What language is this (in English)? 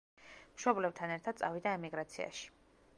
Georgian